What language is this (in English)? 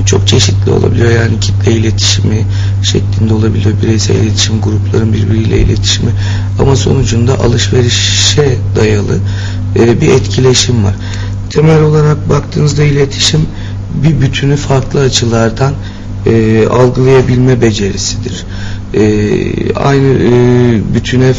Turkish